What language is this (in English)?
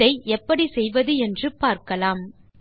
Tamil